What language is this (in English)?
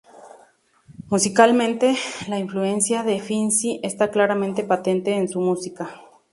Spanish